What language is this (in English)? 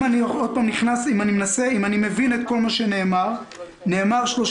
Hebrew